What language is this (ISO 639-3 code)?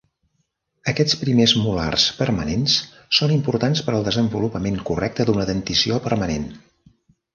cat